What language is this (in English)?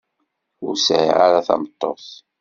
Kabyle